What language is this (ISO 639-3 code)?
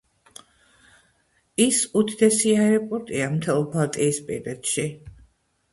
kat